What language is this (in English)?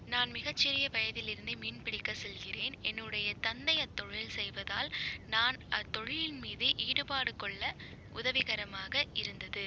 Tamil